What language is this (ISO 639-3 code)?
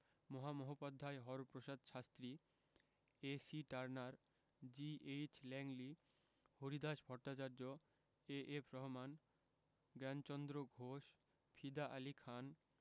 ben